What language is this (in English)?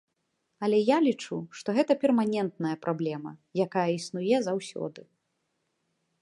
Belarusian